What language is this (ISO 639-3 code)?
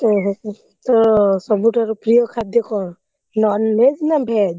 ori